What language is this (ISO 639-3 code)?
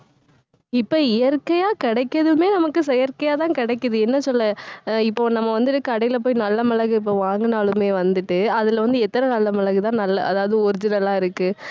tam